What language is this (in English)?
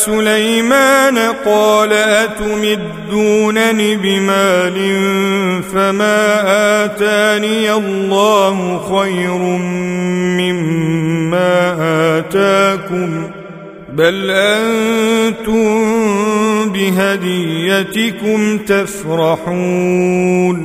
Arabic